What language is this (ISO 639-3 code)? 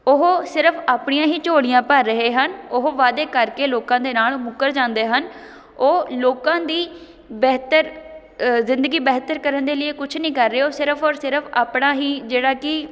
pan